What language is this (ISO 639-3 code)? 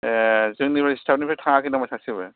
brx